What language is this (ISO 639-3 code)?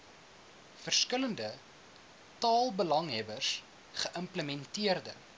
afr